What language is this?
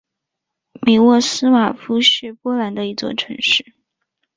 Chinese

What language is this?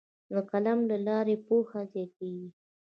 Pashto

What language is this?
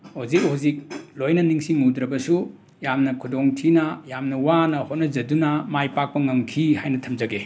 Manipuri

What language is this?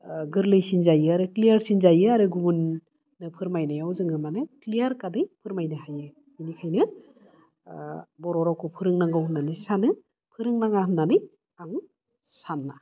Bodo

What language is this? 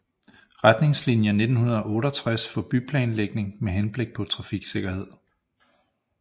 Danish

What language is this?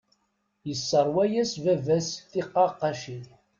Kabyle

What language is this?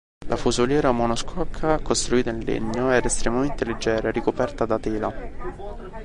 Italian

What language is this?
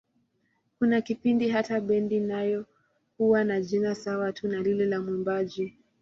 Swahili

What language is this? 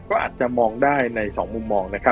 Thai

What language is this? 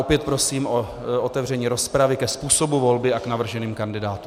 Czech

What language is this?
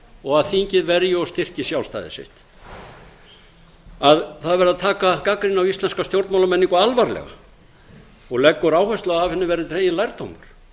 Icelandic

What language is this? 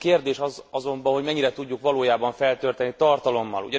Hungarian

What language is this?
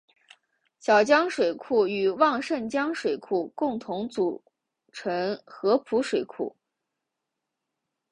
Chinese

